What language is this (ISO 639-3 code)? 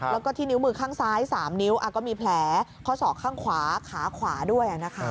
tha